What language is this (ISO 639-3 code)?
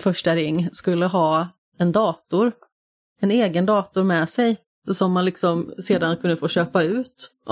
swe